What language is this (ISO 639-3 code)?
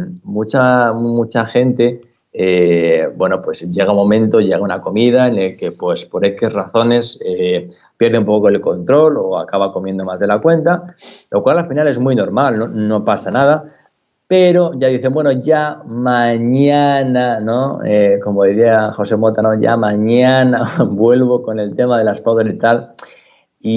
spa